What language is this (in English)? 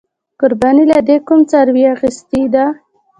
Pashto